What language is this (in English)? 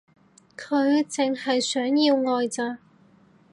Cantonese